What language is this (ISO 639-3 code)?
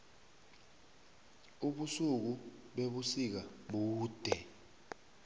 nbl